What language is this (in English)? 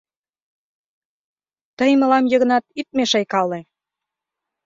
Mari